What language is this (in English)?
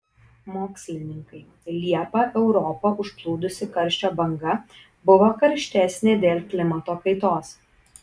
Lithuanian